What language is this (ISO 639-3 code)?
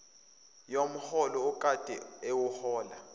zul